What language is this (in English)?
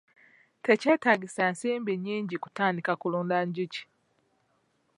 Ganda